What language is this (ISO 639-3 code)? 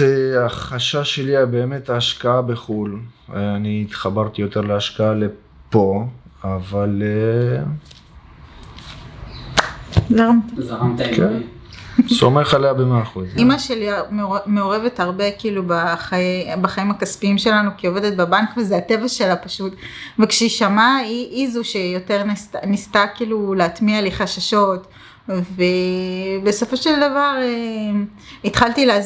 heb